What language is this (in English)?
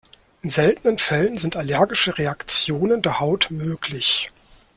German